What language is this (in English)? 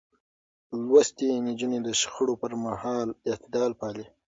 Pashto